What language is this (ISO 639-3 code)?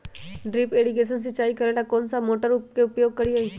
mag